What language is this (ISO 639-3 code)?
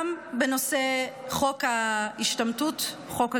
heb